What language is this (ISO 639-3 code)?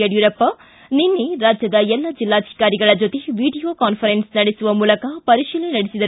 kan